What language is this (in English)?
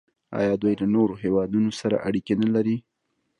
Pashto